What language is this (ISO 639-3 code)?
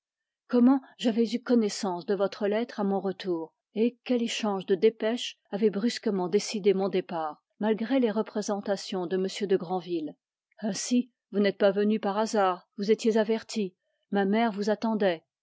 fra